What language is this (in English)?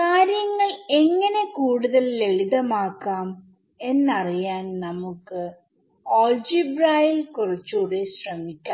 Malayalam